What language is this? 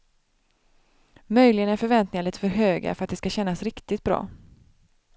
Swedish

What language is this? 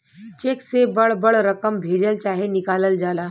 Bhojpuri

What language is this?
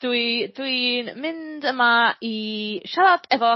Welsh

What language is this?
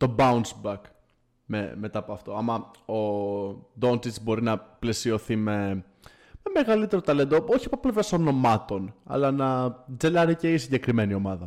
Greek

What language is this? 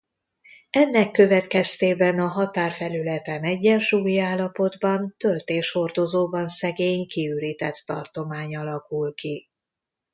Hungarian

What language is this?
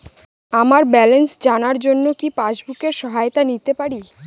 Bangla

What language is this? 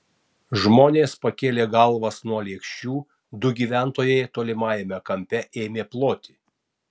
Lithuanian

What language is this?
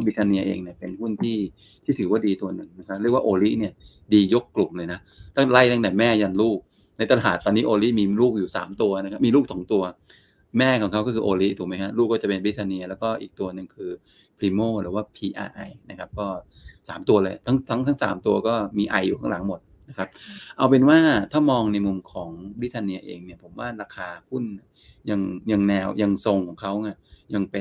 Thai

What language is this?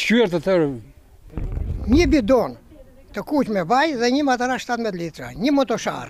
Romanian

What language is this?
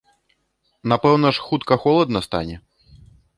Belarusian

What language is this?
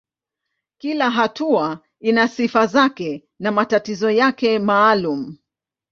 Swahili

